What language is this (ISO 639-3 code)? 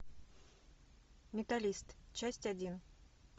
rus